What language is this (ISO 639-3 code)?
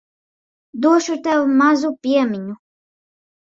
lav